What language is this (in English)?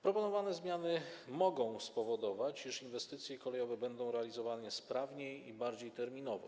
Polish